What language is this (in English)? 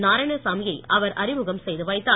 Tamil